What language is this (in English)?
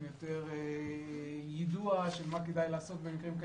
Hebrew